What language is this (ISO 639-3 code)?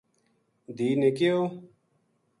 gju